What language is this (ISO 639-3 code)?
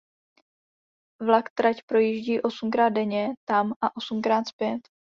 ces